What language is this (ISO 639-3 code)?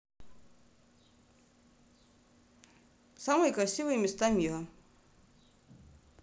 rus